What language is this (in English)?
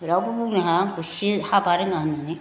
Bodo